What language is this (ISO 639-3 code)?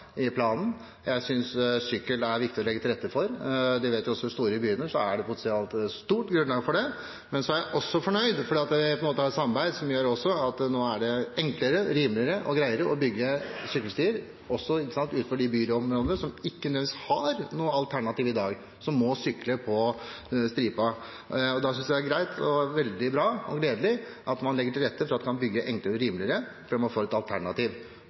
nob